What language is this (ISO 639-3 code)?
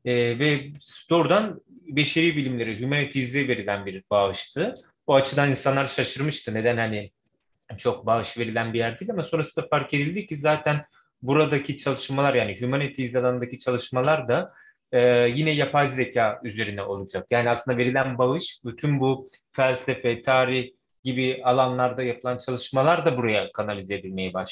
tur